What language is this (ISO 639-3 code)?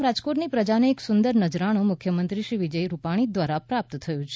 guj